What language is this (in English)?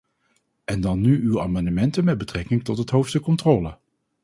Dutch